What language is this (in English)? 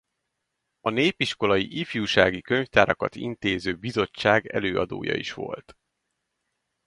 Hungarian